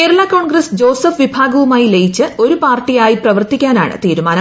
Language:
Malayalam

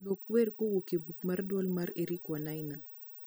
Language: Luo (Kenya and Tanzania)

